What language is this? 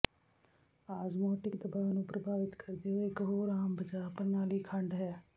Punjabi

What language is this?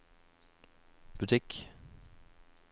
Norwegian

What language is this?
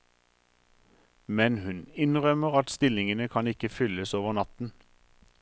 Norwegian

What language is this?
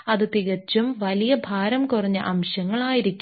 Malayalam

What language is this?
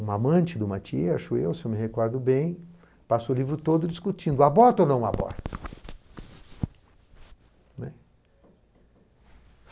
Portuguese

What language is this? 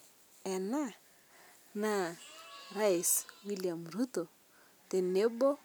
Masai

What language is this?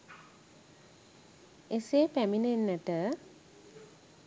Sinhala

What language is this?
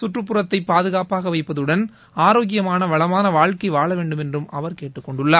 Tamil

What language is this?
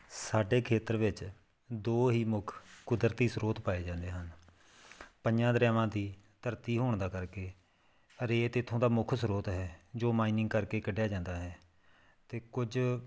Punjabi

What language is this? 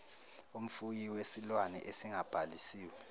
Zulu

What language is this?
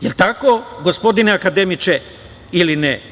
Serbian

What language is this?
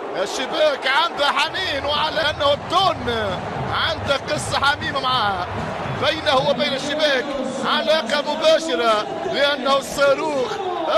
Arabic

